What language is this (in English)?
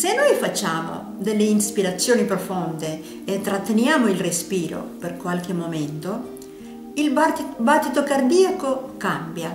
Italian